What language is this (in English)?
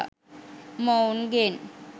Sinhala